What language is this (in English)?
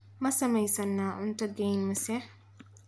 Somali